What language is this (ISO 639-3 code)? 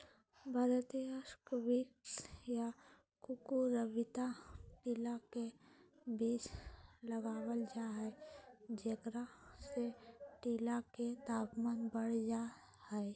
mag